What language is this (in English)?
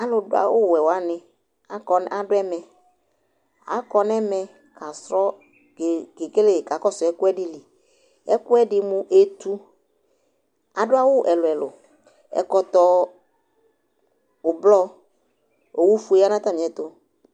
Ikposo